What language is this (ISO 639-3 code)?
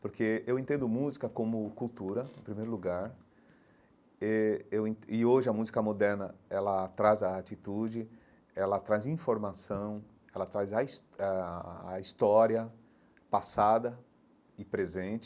por